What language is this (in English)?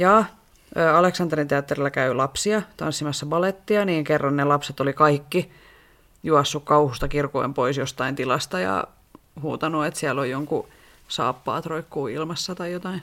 Finnish